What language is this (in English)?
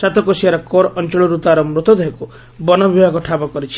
Odia